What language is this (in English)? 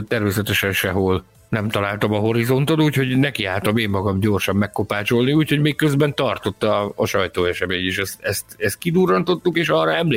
Hungarian